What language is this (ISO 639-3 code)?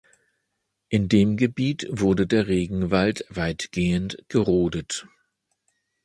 deu